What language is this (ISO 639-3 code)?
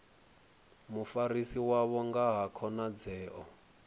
ven